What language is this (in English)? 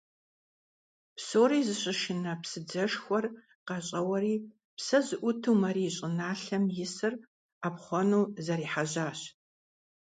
Kabardian